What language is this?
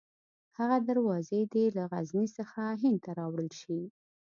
Pashto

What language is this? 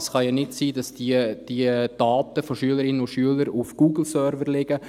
Swiss German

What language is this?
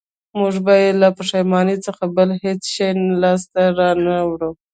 Pashto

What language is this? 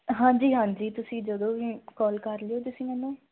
Punjabi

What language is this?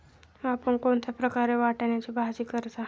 Marathi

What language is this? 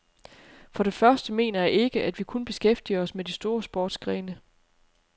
Danish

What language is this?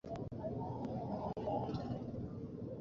Bangla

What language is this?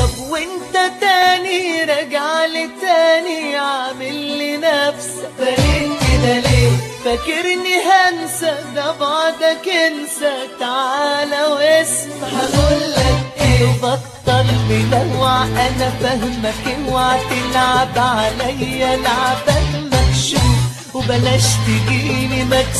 Arabic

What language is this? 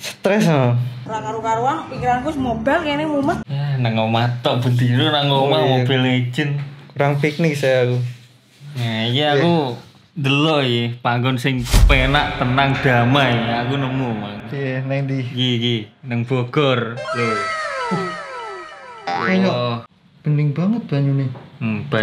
Indonesian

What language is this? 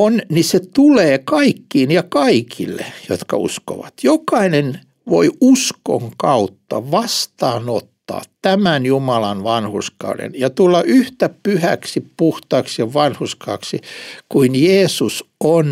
Finnish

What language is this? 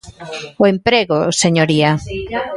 Galician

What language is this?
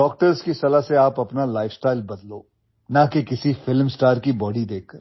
Hindi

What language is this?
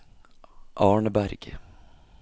Norwegian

